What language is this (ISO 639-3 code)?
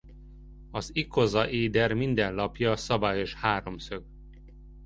hun